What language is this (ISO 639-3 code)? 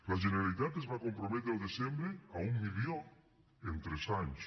cat